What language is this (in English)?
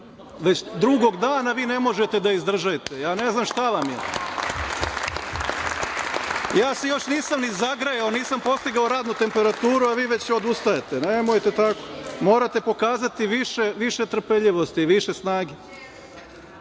Serbian